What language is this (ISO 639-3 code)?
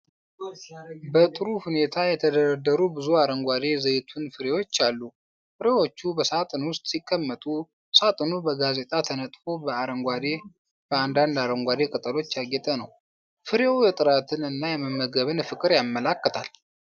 amh